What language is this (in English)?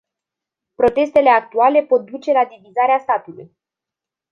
Romanian